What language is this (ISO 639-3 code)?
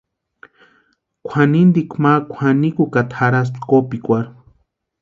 pua